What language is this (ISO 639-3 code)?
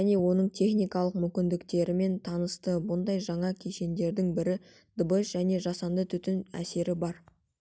kaz